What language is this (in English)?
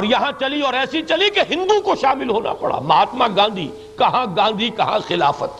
Urdu